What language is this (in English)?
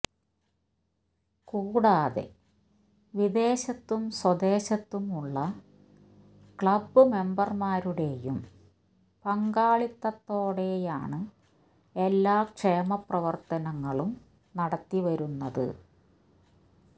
Malayalam